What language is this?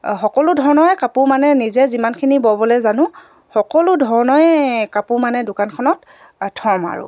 Assamese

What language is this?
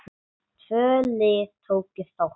Icelandic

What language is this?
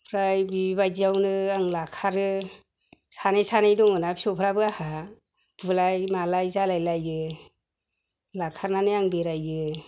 Bodo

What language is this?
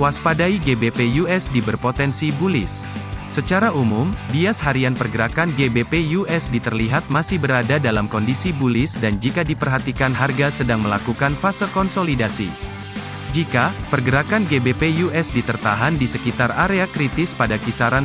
Indonesian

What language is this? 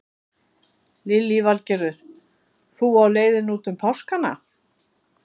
Icelandic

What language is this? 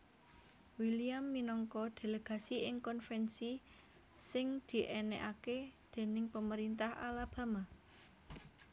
Javanese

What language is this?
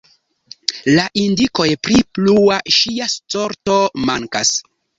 Esperanto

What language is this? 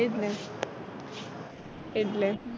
Gujarati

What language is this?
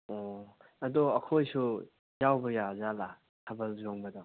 Manipuri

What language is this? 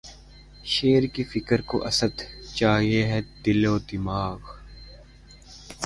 Urdu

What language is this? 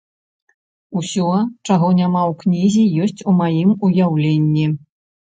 Belarusian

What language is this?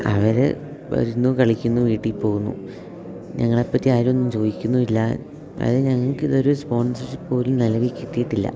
Malayalam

